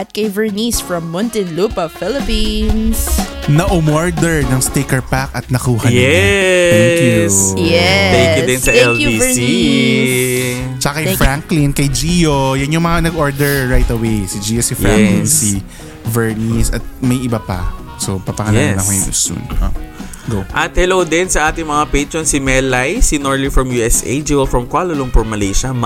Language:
Filipino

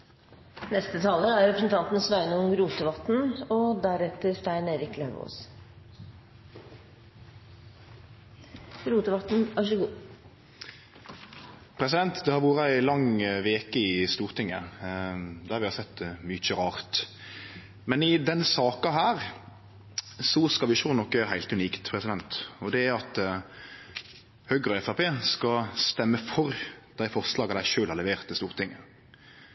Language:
Norwegian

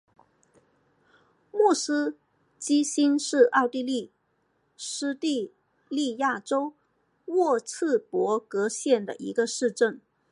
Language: Chinese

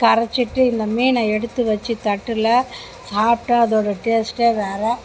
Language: Tamil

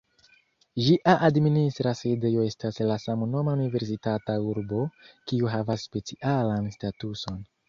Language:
Esperanto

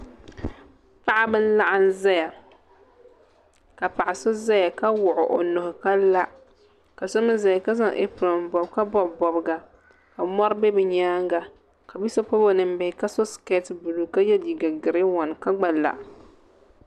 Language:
Dagbani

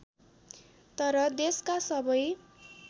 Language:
Nepali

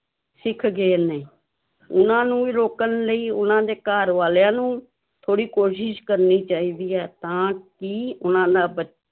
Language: Punjabi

